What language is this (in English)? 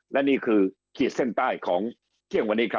Thai